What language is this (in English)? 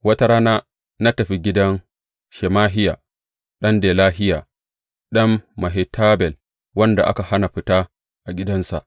Hausa